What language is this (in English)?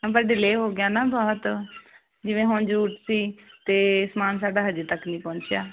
Punjabi